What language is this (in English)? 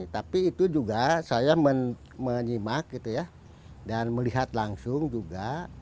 Indonesian